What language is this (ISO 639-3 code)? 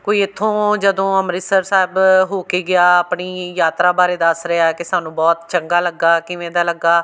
pan